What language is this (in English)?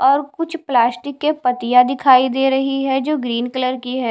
Hindi